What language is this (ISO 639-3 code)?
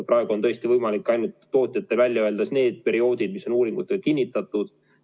est